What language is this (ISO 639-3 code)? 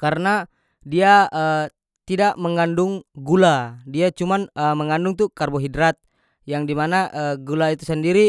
max